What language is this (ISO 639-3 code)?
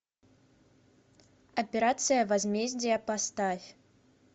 rus